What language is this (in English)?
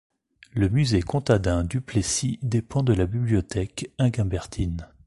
French